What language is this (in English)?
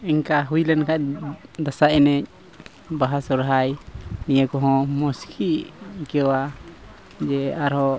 Santali